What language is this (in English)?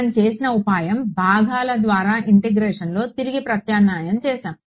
Telugu